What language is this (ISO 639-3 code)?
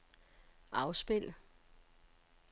dan